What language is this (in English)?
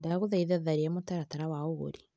Kikuyu